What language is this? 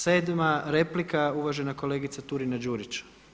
Croatian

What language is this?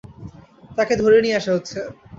Bangla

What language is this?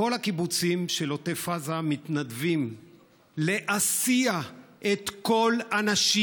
Hebrew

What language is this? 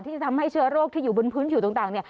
Thai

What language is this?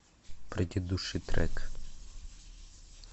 Russian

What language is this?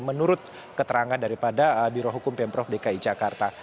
Indonesian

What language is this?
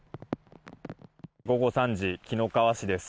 Japanese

